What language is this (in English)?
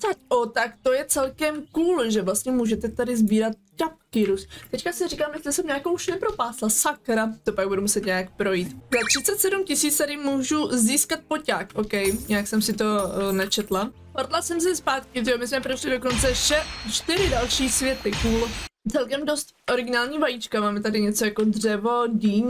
Czech